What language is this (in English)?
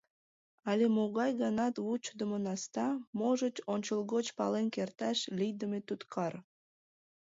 Mari